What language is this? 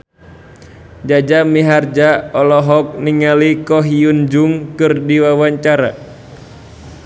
Sundanese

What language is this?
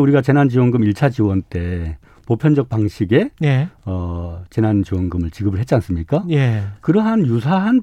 Korean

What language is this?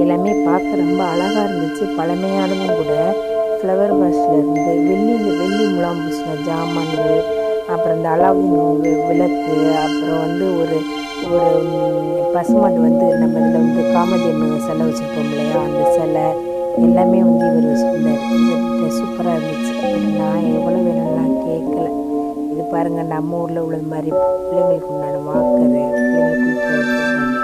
Tamil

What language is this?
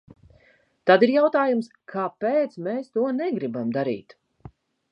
Latvian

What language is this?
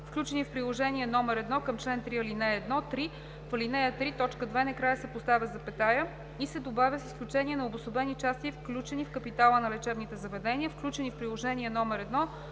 Bulgarian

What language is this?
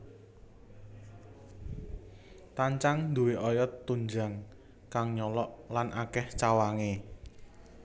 Javanese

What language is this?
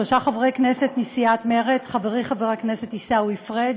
Hebrew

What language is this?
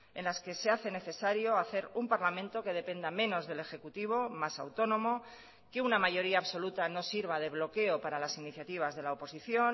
Spanish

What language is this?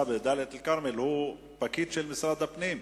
Hebrew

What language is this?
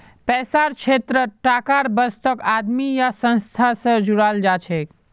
Magahi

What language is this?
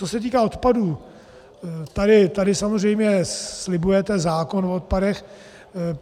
Czech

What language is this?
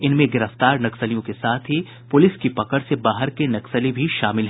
Hindi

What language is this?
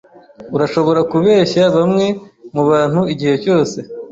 Kinyarwanda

